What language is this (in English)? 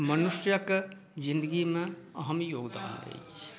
Maithili